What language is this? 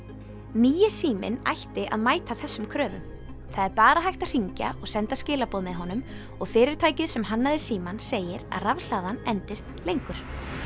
Icelandic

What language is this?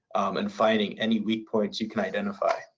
English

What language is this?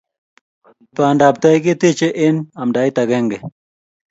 Kalenjin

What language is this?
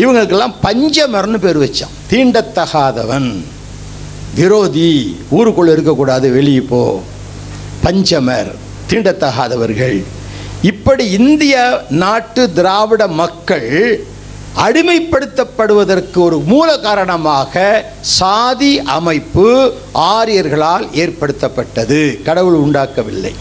Tamil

